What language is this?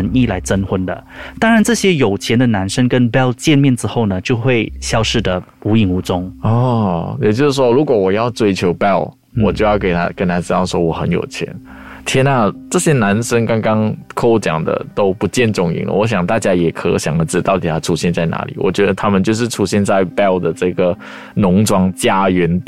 Chinese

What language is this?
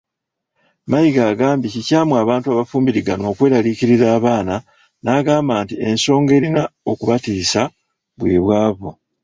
Ganda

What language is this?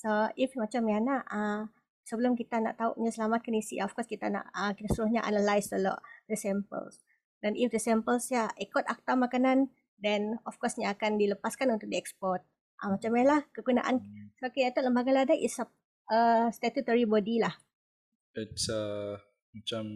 Malay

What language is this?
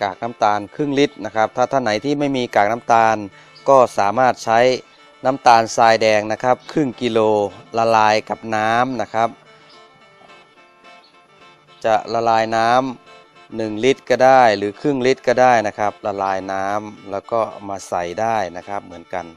Thai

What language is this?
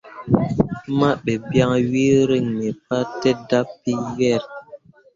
Mundang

